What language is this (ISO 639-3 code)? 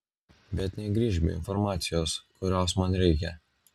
lit